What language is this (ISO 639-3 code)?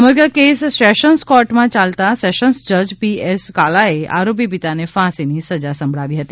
guj